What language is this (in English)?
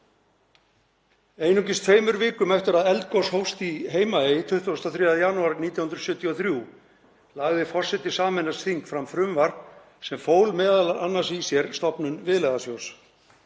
Icelandic